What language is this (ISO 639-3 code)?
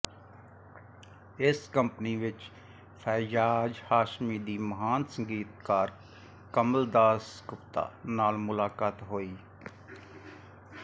pan